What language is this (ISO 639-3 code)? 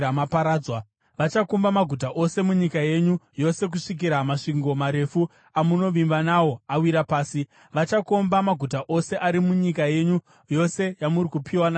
sna